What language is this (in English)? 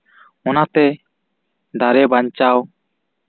Santali